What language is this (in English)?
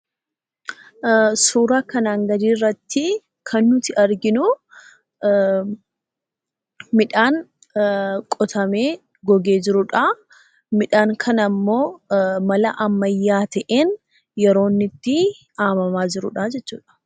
Oromo